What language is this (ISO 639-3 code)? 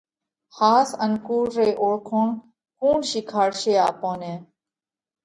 kvx